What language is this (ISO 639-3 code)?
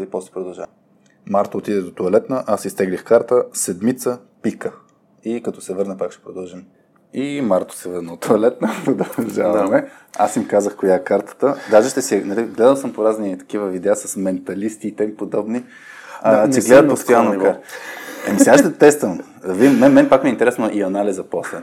bul